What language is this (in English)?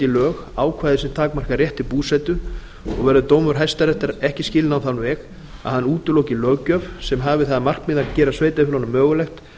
Icelandic